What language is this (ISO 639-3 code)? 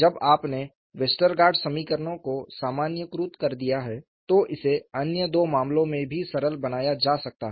hin